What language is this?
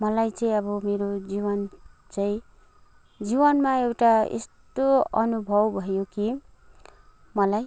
Nepali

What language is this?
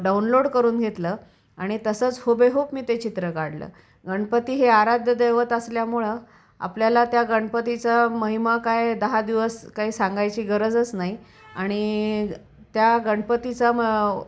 Marathi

